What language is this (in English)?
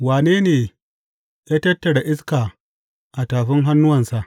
Hausa